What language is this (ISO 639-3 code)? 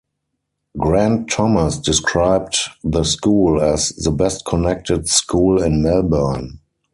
eng